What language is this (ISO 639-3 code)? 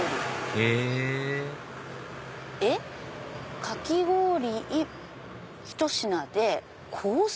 jpn